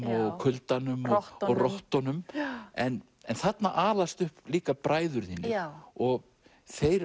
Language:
Icelandic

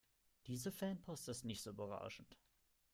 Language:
German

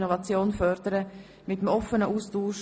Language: Swiss German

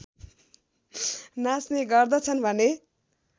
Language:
Nepali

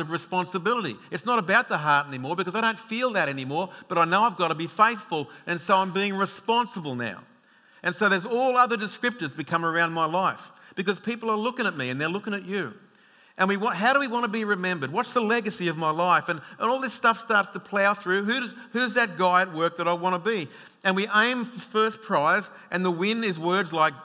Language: English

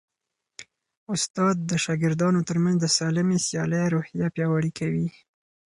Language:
Pashto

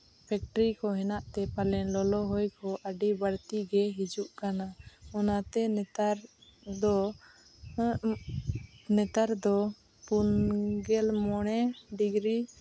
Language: Santali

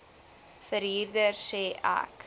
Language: Afrikaans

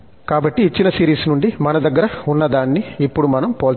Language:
Telugu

